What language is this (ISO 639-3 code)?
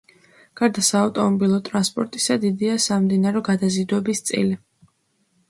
kat